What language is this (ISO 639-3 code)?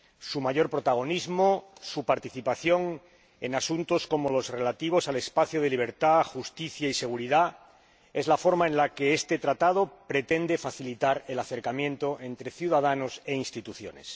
spa